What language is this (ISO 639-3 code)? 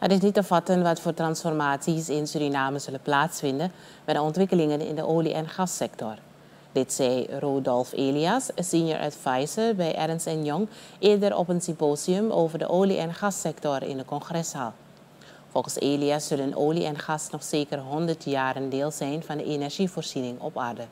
nld